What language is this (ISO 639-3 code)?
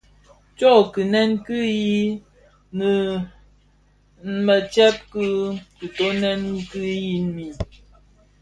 ksf